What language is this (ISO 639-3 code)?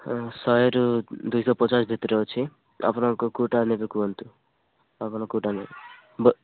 ori